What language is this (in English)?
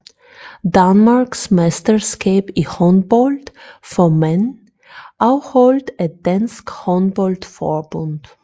Danish